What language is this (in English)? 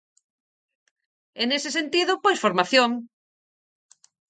Galician